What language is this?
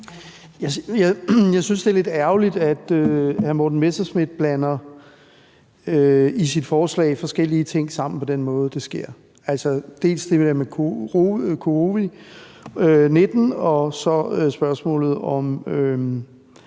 Danish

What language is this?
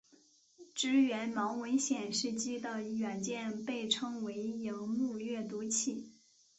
Chinese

